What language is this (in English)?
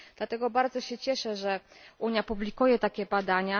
Polish